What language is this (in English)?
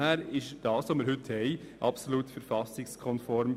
Swiss German